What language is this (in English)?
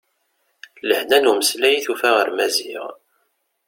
Kabyle